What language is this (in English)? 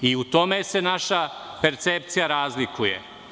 Serbian